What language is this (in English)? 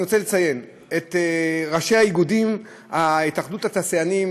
Hebrew